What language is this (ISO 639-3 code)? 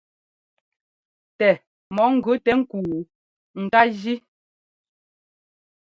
jgo